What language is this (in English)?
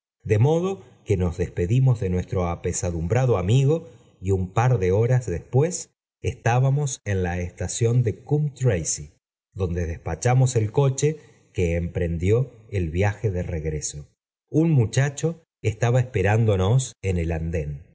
Spanish